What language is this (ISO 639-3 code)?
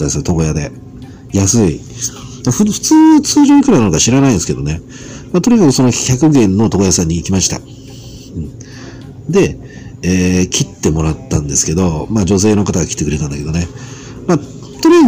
jpn